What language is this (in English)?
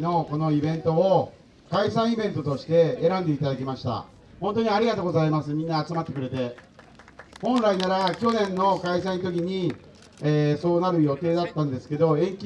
Japanese